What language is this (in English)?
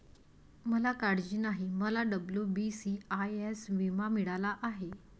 Marathi